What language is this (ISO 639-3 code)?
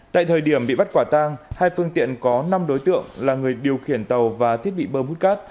vie